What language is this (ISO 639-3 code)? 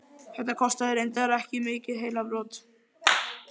isl